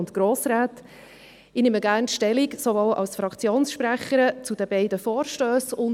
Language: Swiss German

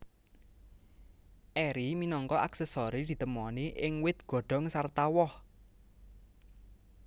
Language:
Javanese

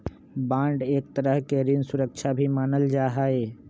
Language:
Magahi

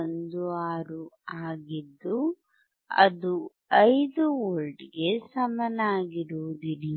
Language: Kannada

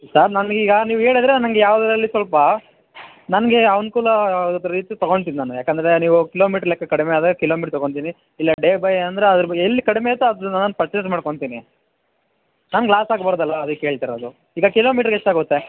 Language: Kannada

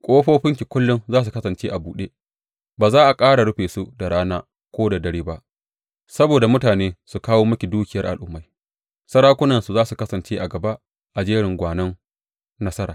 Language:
Hausa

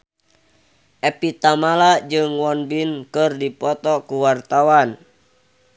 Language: Sundanese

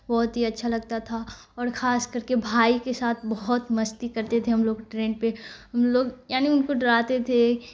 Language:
Urdu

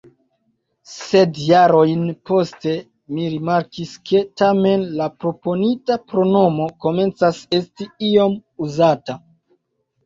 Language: Esperanto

